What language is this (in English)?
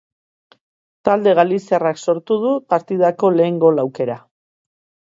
Basque